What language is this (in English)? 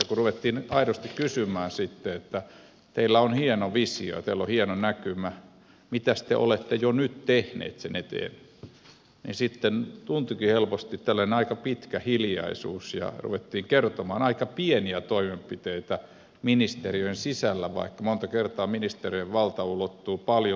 Finnish